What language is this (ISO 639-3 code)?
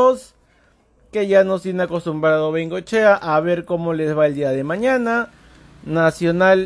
spa